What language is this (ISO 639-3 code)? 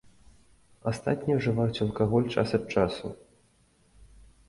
bel